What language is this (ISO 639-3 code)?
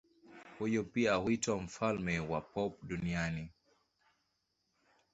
swa